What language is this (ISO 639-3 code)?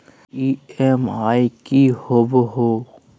mag